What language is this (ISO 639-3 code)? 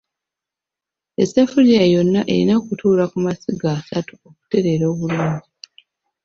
lug